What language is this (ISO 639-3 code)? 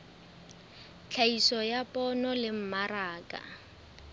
sot